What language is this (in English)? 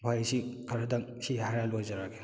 Manipuri